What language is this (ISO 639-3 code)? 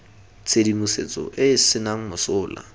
tsn